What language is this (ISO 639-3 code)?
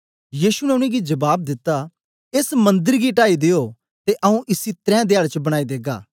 doi